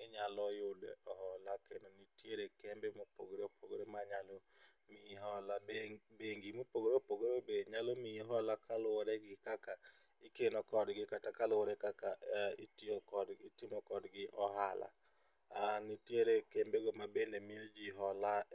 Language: Luo (Kenya and Tanzania)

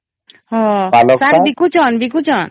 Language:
Odia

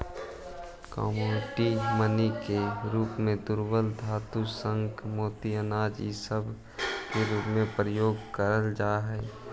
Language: Magahi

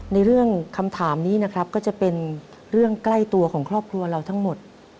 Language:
Thai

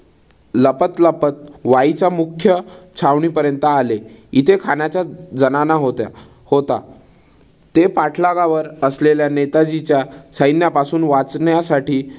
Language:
Marathi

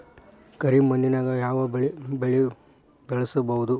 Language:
Kannada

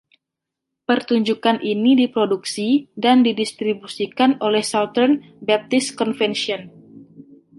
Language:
Indonesian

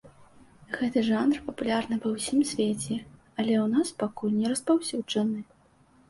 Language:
Belarusian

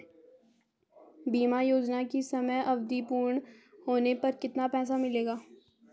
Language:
Hindi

